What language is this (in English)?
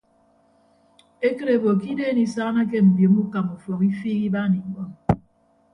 Ibibio